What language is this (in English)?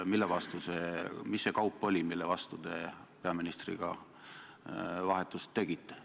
Estonian